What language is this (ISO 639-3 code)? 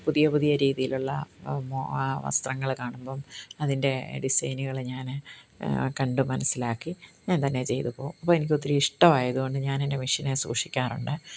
mal